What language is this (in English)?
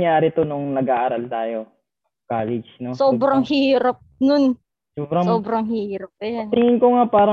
Filipino